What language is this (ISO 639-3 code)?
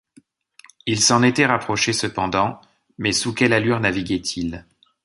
fra